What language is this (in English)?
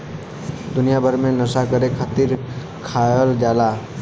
Bhojpuri